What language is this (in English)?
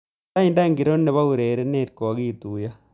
Kalenjin